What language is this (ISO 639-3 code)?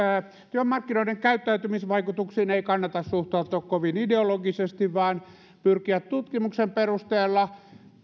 fin